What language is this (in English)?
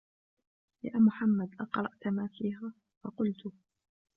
Arabic